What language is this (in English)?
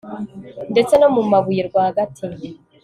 Kinyarwanda